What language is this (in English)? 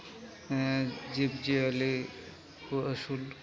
Santali